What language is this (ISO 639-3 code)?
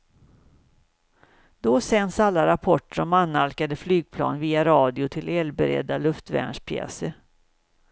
swe